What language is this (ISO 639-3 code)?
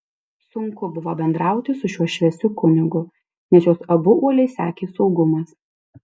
lit